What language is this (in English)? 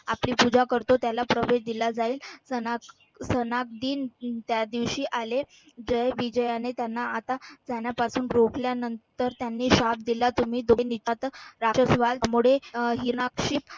Marathi